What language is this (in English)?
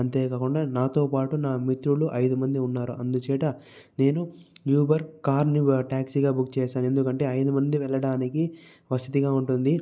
Telugu